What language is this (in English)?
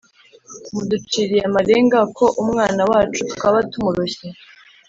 Kinyarwanda